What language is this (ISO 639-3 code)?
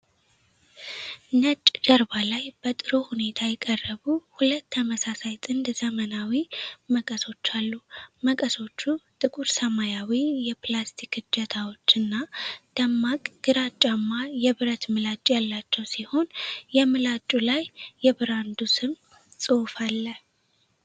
amh